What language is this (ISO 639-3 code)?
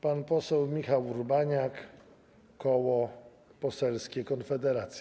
pol